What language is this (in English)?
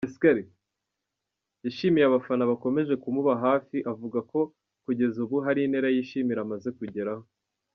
Kinyarwanda